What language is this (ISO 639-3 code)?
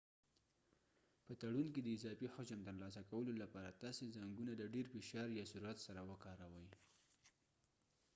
pus